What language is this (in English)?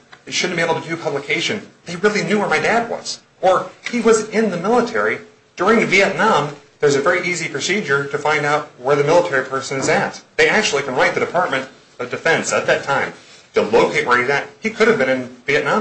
English